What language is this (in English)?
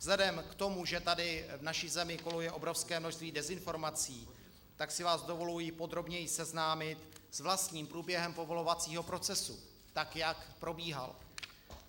Czech